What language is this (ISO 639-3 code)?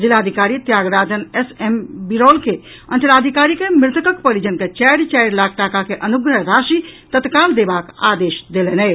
mai